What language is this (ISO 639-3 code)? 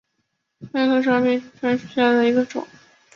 zho